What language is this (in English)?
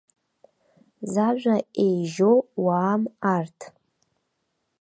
Abkhazian